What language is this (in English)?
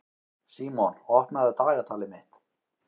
Icelandic